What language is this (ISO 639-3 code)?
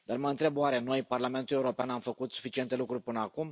ron